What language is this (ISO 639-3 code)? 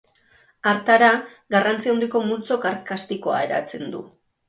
eus